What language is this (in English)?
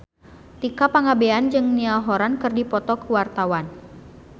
Sundanese